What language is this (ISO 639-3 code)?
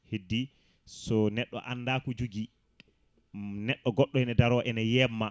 ful